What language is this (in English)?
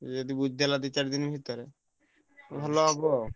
Odia